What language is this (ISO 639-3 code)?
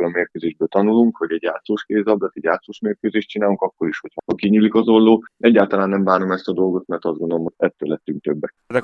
hun